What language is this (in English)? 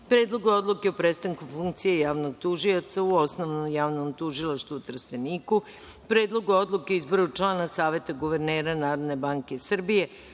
Serbian